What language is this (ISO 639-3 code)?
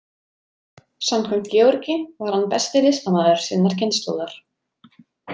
isl